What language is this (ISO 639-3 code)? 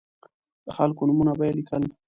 pus